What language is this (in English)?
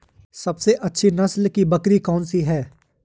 Hindi